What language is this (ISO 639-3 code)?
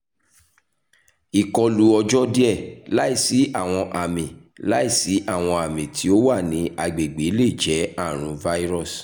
yor